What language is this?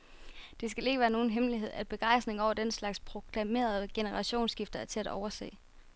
Danish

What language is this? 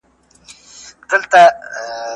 Pashto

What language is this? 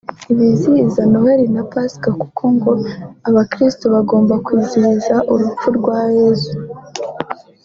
Kinyarwanda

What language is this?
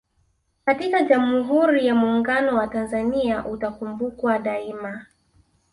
Swahili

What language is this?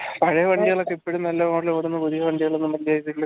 Malayalam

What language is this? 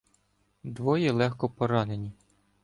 Ukrainian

